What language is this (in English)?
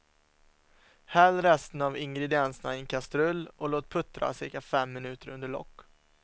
Swedish